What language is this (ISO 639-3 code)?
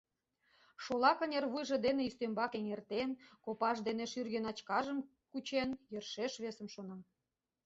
chm